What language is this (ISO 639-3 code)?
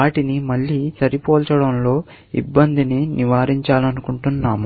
tel